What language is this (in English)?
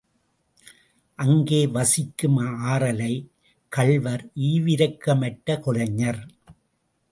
Tamil